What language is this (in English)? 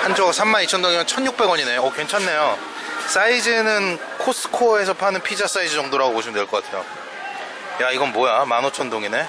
Korean